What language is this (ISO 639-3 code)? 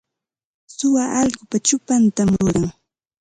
qva